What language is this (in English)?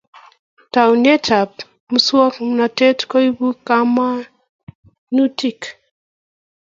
Kalenjin